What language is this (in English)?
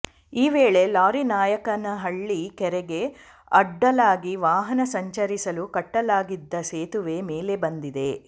Kannada